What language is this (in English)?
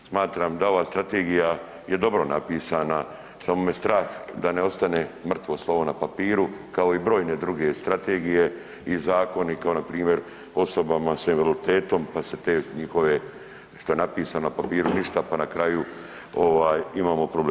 Croatian